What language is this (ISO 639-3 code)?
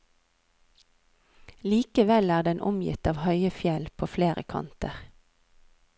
nor